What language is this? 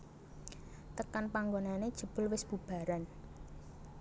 Javanese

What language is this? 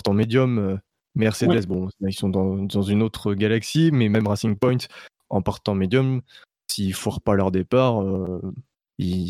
French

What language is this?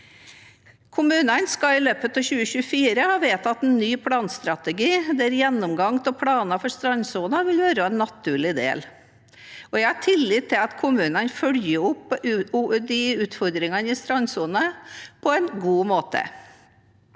Norwegian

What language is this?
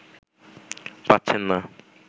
Bangla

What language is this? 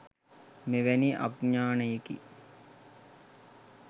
Sinhala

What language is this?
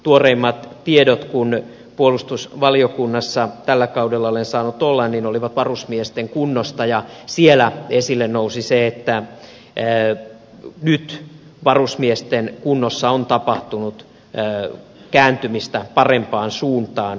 Finnish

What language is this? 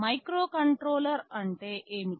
Telugu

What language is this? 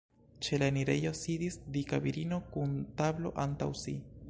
Esperanto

